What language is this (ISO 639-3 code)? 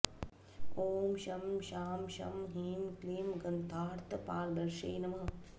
san